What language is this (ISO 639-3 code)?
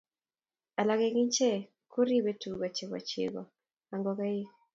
kln